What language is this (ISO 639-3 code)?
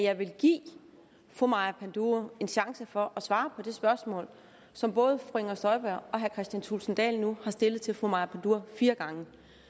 dan